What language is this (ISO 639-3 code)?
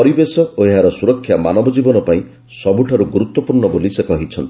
ori